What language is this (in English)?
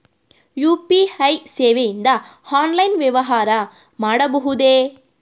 Kannada